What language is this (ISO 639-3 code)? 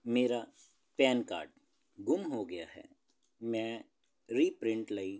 pan